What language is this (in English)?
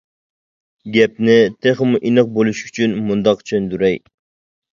Uyghur